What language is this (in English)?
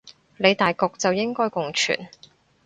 Cantonese